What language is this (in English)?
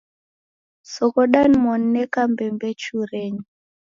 Taita